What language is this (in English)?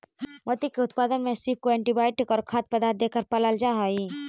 Magahi